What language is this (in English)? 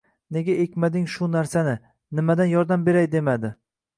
Uzbek